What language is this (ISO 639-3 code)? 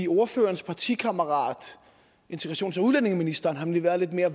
dan